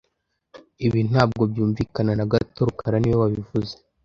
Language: Kinyarwanda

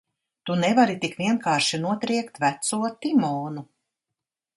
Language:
Latvian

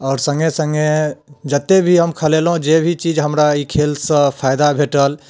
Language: Maithili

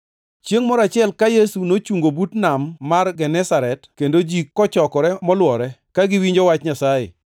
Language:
Luo (Kenya and Tanzania)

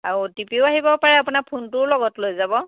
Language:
Assamese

